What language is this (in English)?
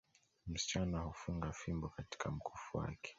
Swahili